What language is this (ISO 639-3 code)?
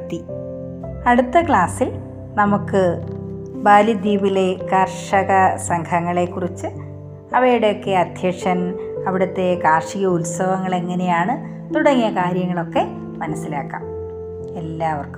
mal